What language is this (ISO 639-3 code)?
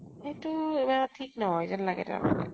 asm